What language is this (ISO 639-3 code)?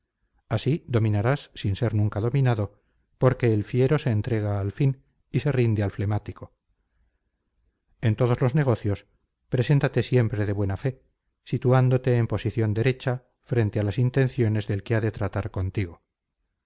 spa